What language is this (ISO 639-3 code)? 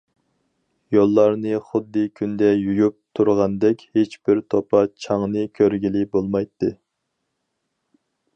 uig